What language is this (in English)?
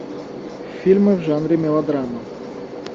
Russian